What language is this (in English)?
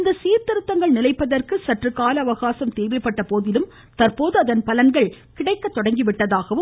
Tamil